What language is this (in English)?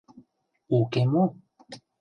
Mari